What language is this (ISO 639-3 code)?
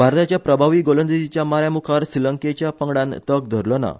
kok